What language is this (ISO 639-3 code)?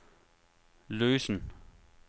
dan